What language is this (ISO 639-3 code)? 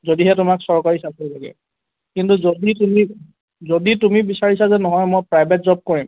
asm